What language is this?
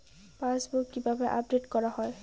Bangla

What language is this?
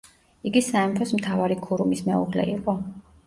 Georgian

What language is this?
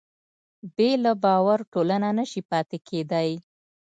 Pashto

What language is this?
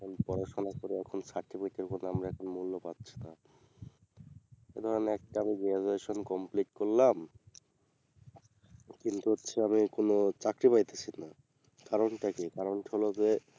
Bangla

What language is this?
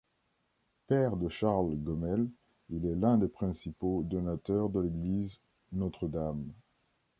French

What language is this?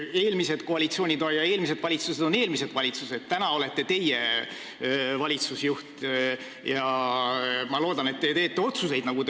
Estonian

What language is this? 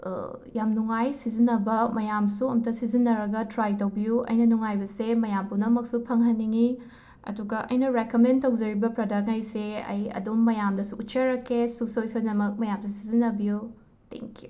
Manipuri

